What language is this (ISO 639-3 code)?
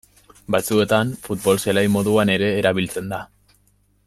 eus